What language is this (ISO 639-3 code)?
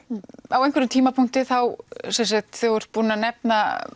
isl